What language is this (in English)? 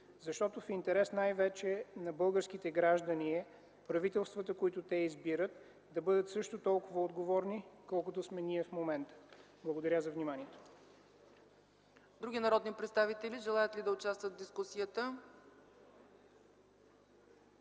Bulgarian